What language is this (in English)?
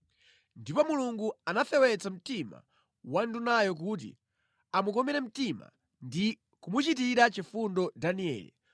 Nyanja